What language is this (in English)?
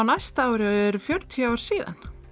Icelandic